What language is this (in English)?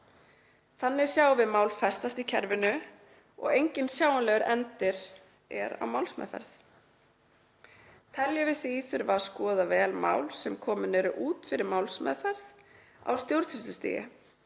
Icelandic